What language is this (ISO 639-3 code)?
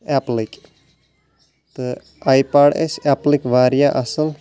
kas